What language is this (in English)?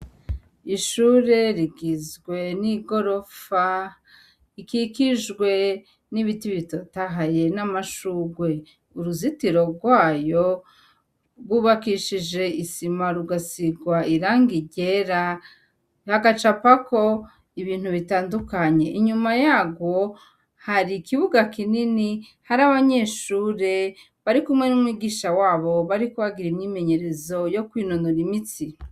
Rundi